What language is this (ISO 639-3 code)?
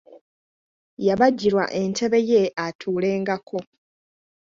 lug